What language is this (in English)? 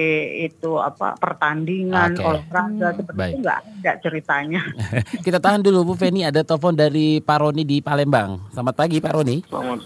Indonesian